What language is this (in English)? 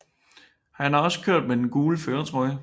Danish